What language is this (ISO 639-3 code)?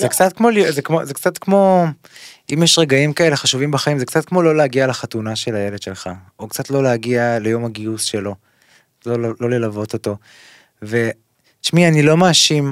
heb